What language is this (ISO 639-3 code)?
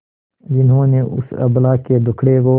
hin